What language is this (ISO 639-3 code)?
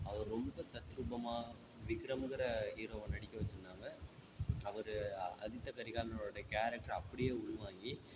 tam